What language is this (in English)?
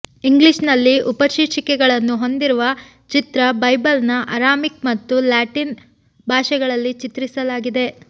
Kannada